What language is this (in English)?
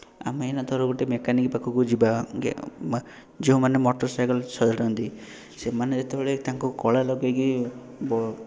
Odia